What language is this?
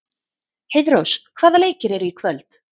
Icelandic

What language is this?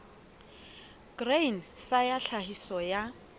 Southern Sotho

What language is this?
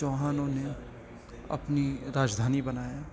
Urdu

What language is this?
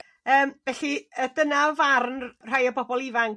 Welsh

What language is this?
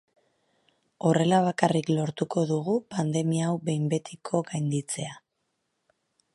Basque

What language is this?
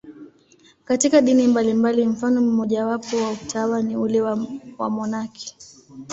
Swahili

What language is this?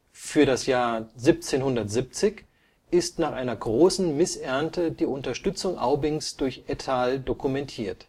German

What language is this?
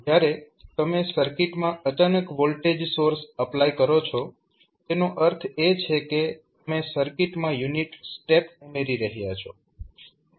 Gujarati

